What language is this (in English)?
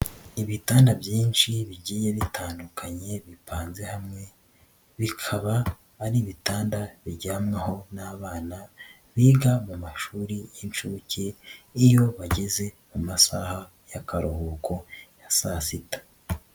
Kinyarwanda